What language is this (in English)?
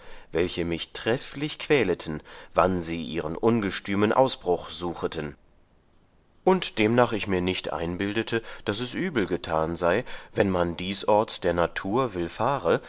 German